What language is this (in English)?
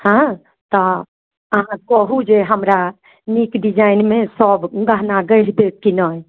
Maithili